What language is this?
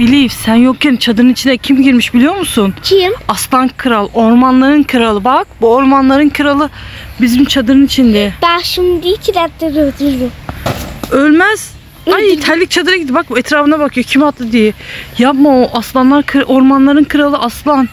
Turkish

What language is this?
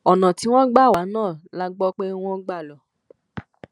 Yoruba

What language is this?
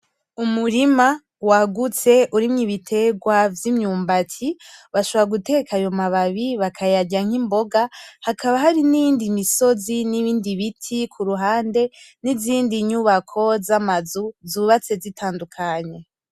Rundi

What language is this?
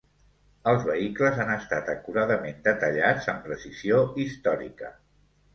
Catalan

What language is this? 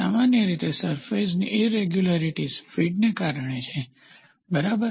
Gujarati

